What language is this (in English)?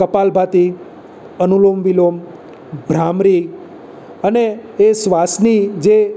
Gujarati